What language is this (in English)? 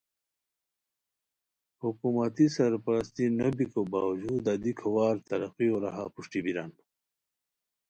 Khowar